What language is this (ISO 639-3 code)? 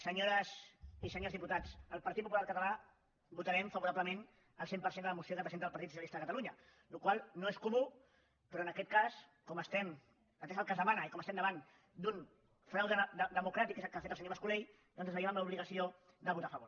cat